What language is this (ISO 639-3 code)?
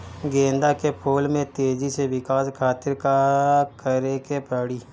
bho